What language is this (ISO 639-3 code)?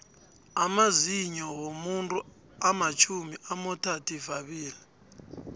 nbl